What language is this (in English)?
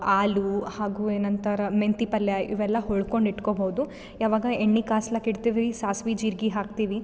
Kannada